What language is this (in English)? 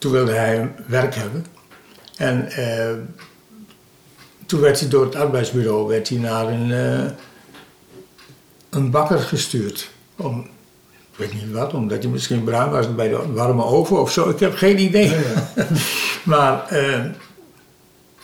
Dutch